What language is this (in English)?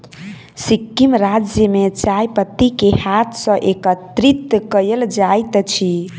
Maithili